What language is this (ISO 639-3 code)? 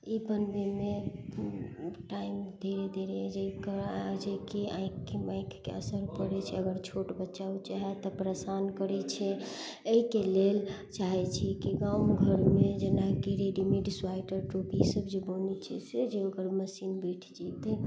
mai